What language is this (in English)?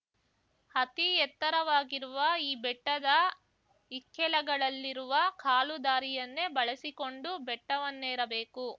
Kannada